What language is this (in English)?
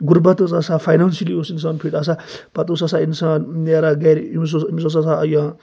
Kashmiri